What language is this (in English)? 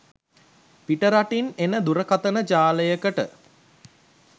Sinhala